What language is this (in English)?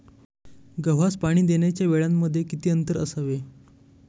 Marathi